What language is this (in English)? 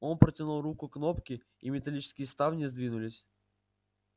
Russian